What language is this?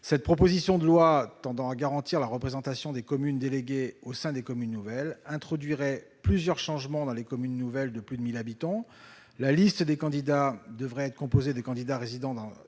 French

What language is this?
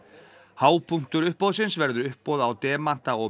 Icelandic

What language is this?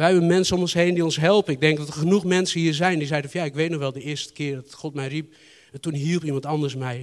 Dutch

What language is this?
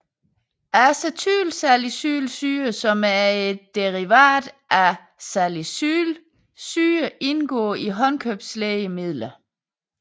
Danish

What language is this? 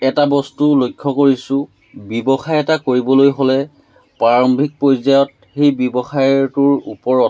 Assamese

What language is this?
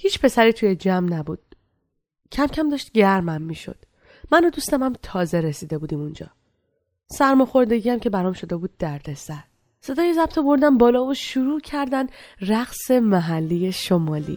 Persian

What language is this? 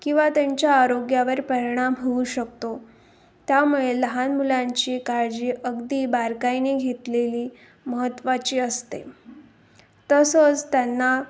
Marathi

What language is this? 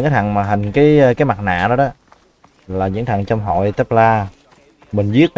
Vietnamese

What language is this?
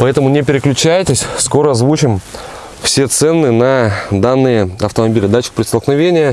Russian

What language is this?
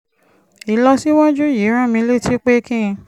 Yoruba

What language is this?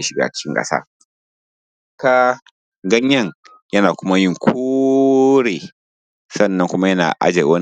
Hausa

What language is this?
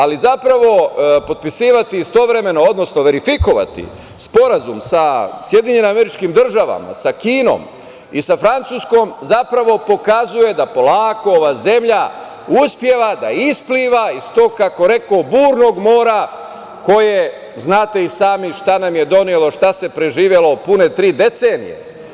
Serbian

